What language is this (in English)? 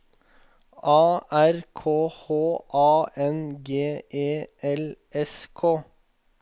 Norwegian